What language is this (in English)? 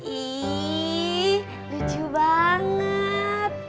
Indonesian